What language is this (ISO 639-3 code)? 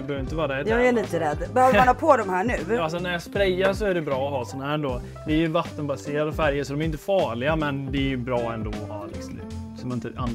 swe